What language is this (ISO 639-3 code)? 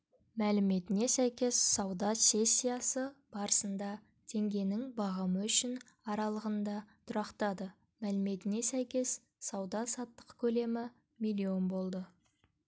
kaz